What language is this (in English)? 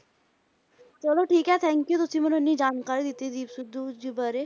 Punjabi